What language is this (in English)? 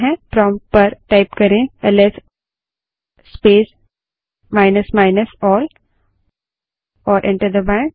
Hindi